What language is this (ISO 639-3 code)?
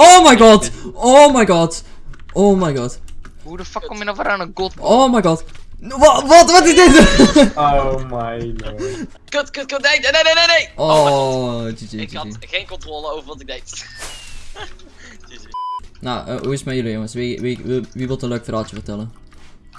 nld